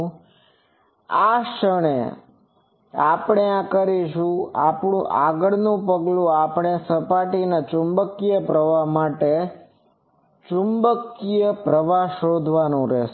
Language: Gujarati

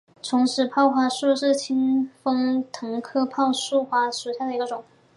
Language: Chinese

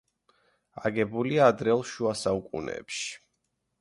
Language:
Georgian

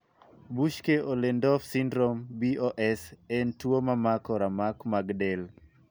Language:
Luo (Kenya and Tanzania)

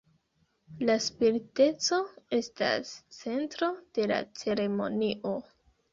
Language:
Esperanto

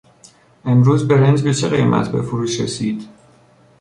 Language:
Persian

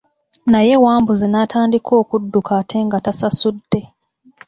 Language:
Ganda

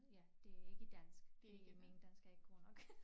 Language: Danish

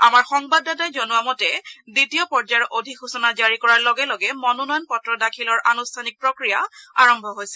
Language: Assamese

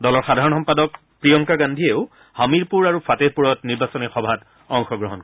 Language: Assamese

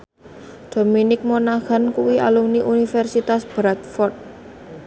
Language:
Javanese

